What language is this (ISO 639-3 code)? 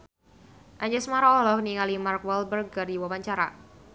sun